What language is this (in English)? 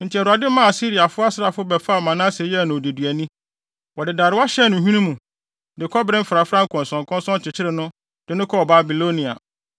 Akan